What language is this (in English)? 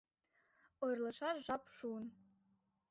Mari